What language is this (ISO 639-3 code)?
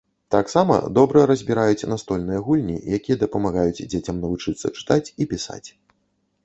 bel